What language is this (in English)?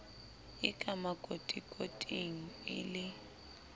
Southern Sotho